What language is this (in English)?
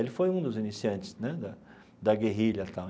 Portuguese